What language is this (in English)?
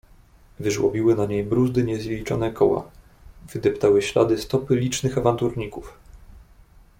Polish